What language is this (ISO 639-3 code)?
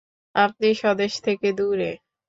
ben